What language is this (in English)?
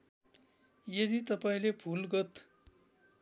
Nepali